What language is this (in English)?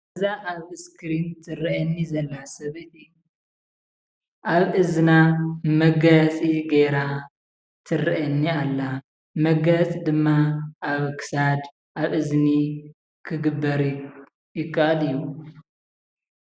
Tigrinya